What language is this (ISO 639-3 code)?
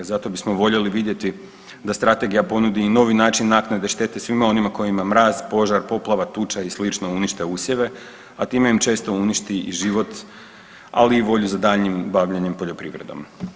hrv